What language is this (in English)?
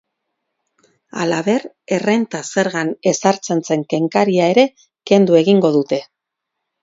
Basque